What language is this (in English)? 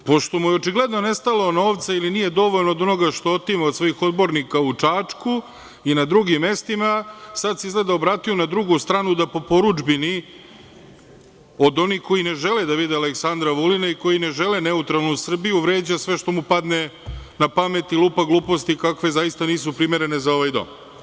Serbian